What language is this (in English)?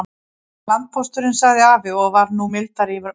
Icelandic